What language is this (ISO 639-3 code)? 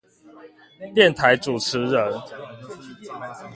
zho